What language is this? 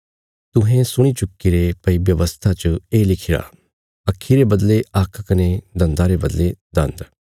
Bilaspuri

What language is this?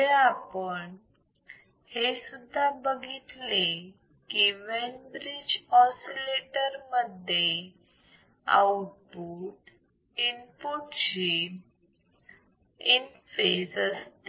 Marathi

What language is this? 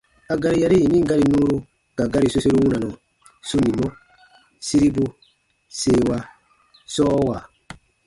Baatonum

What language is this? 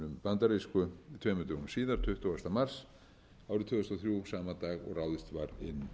Icelandic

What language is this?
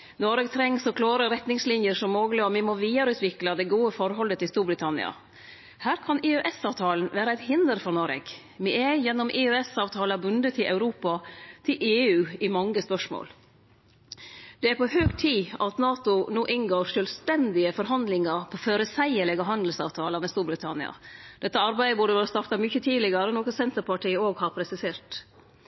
Norwegian Nynorsk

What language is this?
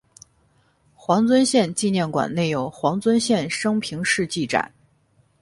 Chinese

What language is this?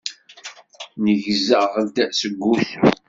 Kabyle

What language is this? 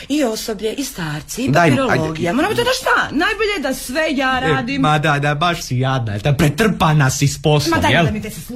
Croatian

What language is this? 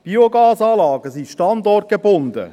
Swiss German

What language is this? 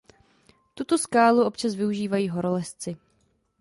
Czech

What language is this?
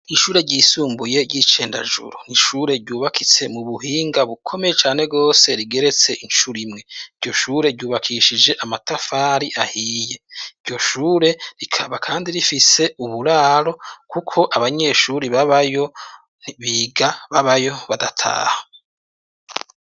Rundi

